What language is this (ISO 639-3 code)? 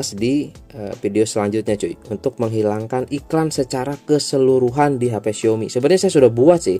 ind